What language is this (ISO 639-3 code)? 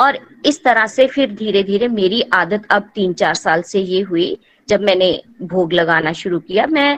hin